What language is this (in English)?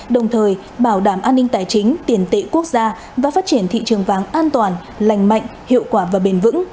Vietnamese